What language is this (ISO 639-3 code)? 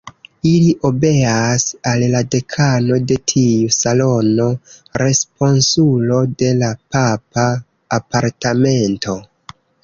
epo